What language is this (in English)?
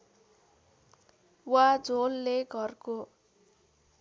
Nepali